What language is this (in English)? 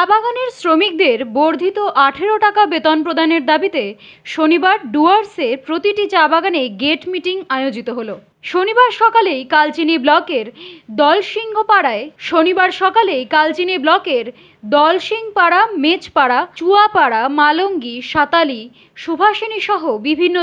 Thai